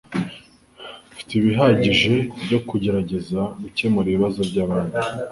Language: Kinyarwanda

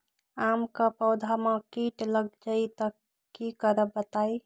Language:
Magahi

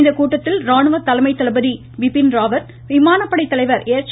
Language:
Tamil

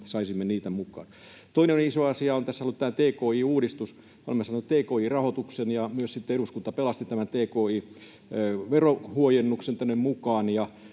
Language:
Finnish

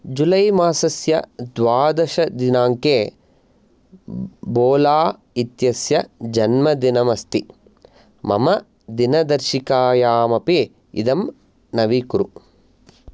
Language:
Sanskrit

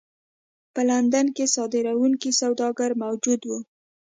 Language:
Pashto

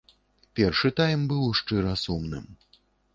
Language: Belarusian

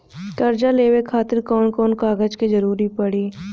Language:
Bhojpuri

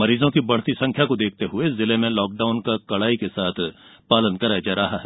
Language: Hindi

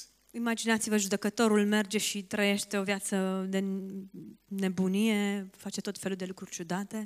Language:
Romanian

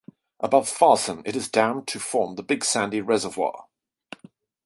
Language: English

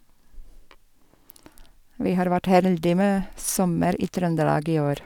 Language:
Norwegian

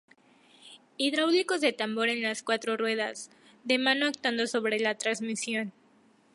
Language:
Spanish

